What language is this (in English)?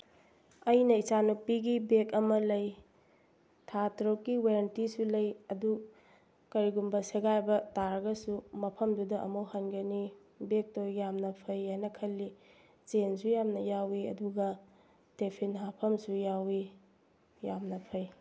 Manipuri